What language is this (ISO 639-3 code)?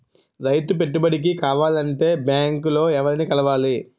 tel